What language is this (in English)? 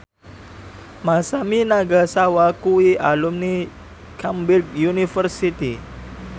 Javanese